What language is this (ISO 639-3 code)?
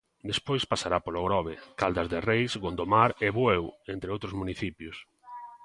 glg